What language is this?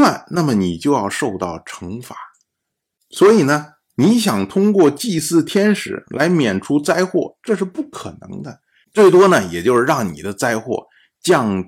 Chinese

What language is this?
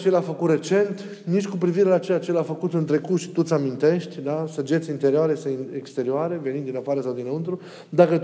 Romanian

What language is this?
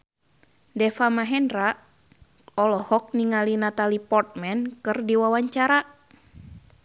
Sundanese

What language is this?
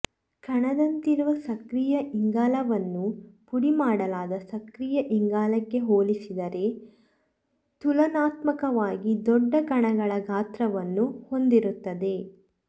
Kannada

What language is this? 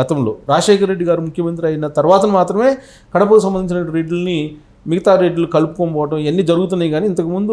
Telugu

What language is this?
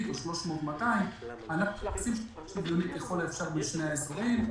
Hebrew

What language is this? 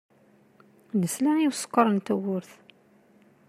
Kabyle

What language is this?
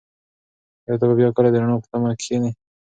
Pashto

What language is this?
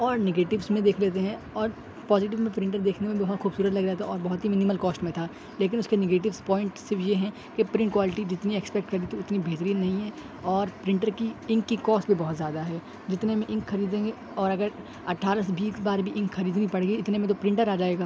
Urdu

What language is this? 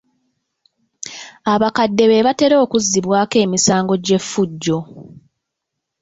Ganda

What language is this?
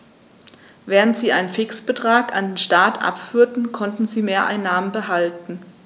German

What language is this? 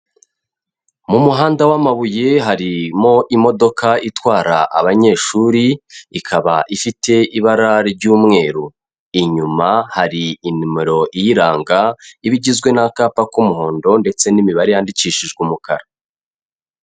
Kinyarwanda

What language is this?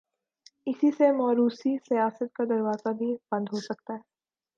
Urdu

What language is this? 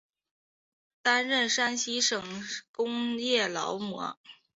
Chinese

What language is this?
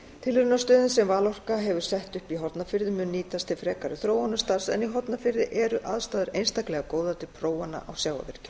Icelandic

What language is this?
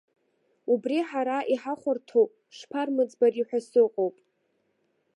Abkhazian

